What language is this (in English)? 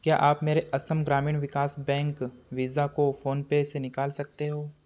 Hindi